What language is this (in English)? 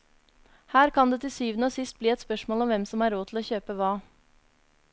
Norwegian